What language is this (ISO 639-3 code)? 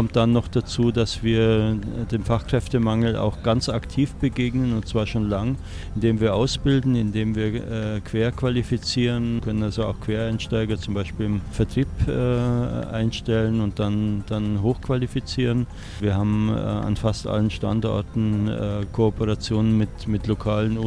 deu